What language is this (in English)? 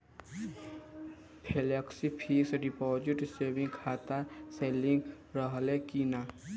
Bhojpuri